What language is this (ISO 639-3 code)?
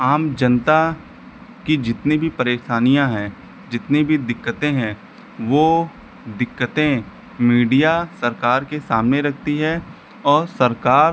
hin